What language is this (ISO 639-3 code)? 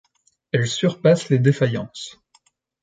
fra